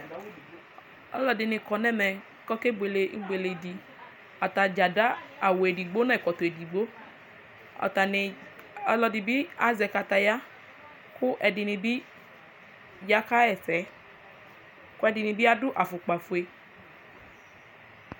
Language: Ikposo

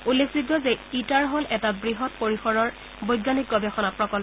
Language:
Assamese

